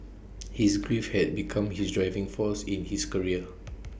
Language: English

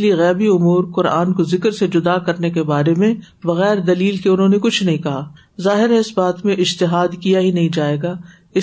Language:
Urdu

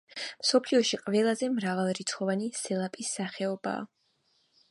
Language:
Georgian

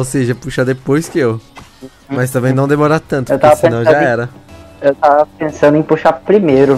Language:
Portuguese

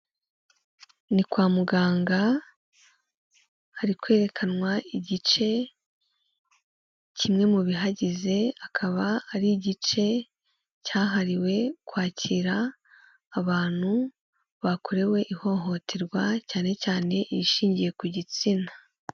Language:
Kinyarwanda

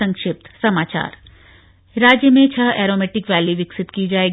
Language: Hindi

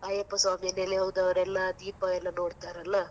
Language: Kannada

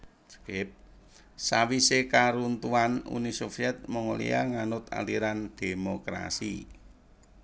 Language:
Javanese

